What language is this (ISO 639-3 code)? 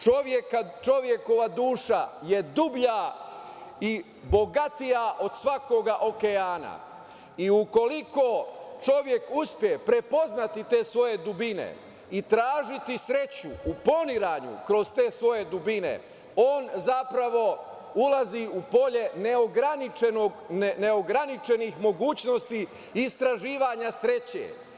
srp